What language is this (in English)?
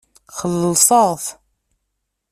Kabyle